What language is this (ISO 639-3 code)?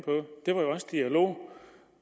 dan